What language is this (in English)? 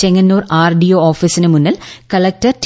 Malayalam